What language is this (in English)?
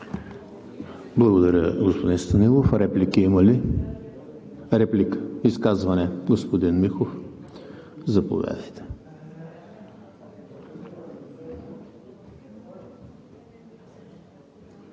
Bulgarian